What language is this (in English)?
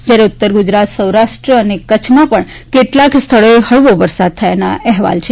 Gujarati